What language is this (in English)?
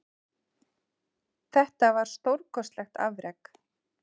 Icelandic